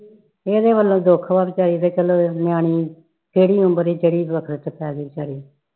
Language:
Punjabi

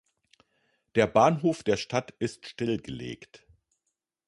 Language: German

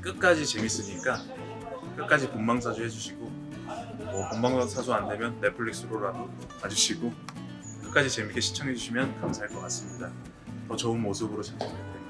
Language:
Korean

